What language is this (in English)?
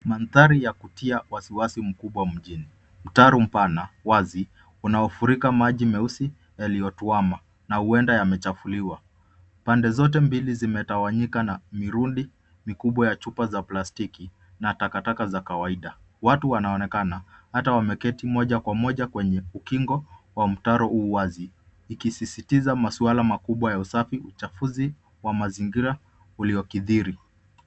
Swahili